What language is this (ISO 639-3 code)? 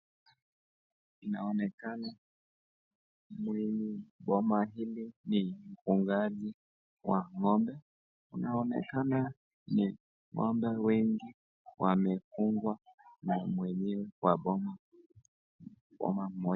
swa